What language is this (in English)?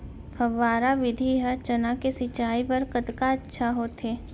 Chhattisgarhi